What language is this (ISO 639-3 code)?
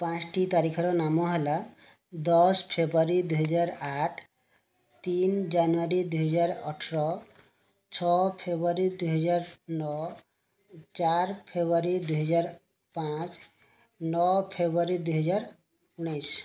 ori